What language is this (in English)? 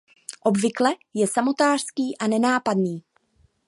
Czech